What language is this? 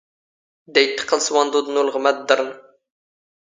Standard Moroccan Tamazight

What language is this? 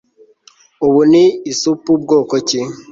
Kinyarwanda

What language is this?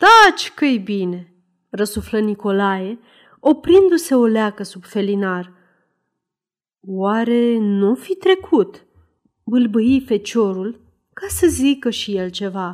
Romanian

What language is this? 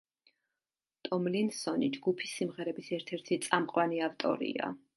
Georgian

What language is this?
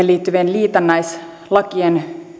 Finnish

